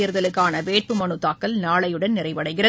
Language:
Tamil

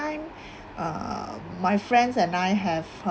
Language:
English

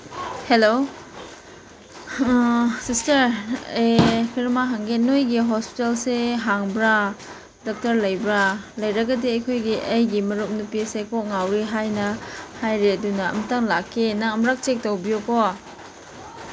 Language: Manipuri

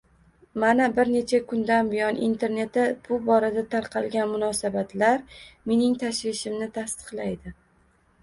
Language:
Uzbek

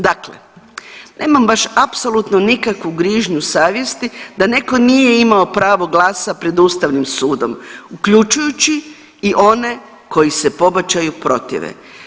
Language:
Croatian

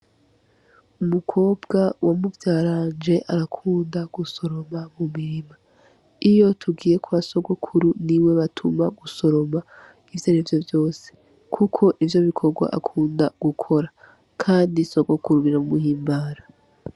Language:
Rundi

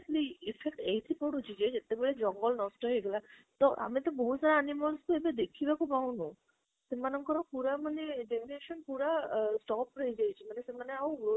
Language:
Odia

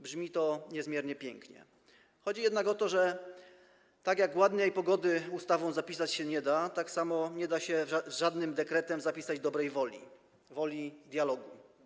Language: Polish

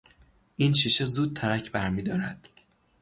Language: Persian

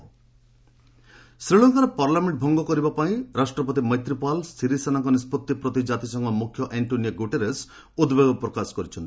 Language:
Odia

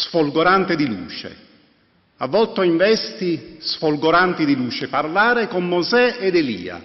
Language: Italian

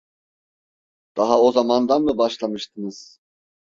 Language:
Turkish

